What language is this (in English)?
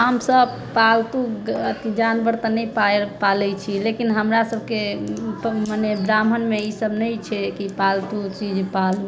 Maithili